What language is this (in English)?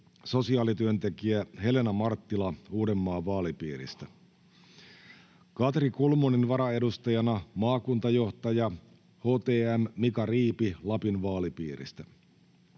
Finnish